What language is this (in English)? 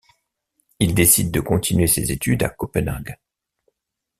French